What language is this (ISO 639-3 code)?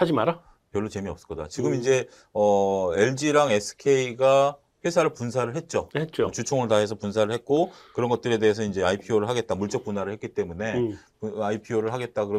kor